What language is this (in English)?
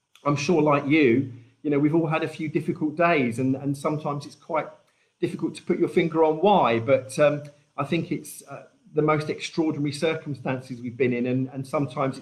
English